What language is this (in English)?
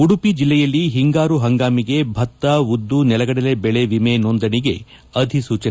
Kannada